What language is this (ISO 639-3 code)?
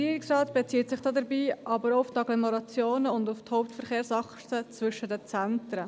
gsw